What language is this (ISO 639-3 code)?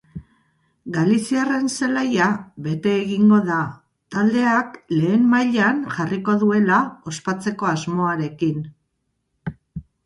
eus